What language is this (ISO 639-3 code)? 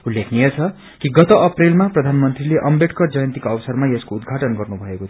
nep